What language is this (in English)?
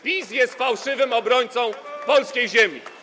Polish